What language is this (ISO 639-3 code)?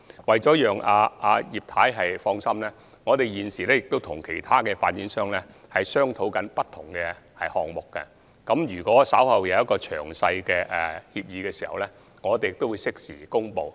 yue